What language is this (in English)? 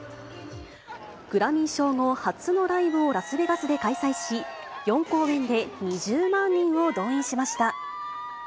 Japanese